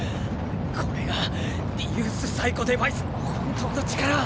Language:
Japanese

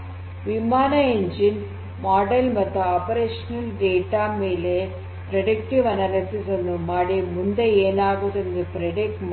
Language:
Kannada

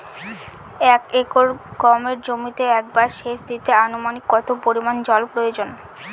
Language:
Bangla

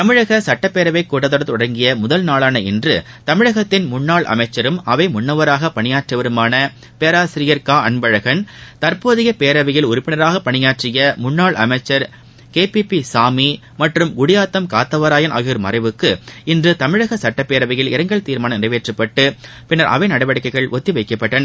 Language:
Tamil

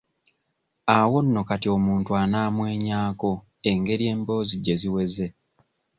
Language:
Ganda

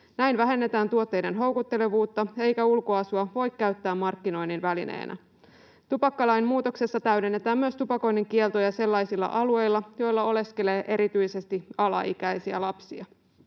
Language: Finnish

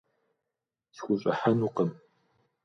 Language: Kabardian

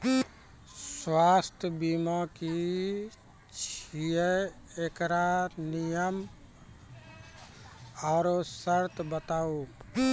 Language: Maithili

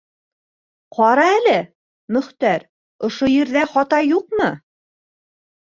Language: Bashkir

